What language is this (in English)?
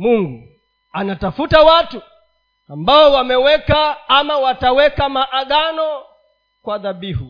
Swahili